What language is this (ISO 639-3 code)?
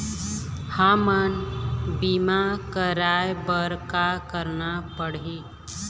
hne